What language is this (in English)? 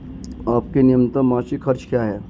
Hindi